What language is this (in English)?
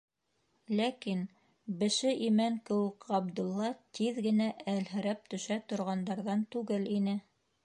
Bashkir